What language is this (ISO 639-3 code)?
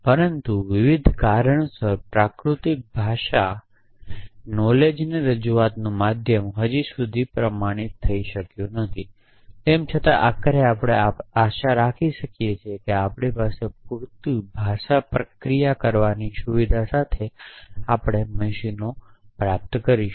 guj